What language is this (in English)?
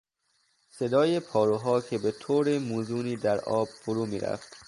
Persian